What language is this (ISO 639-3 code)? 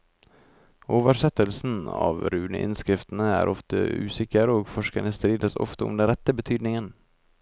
nor